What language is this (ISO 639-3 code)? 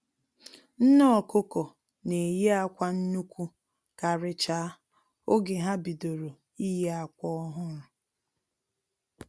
ibo